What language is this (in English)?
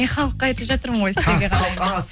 Kazakh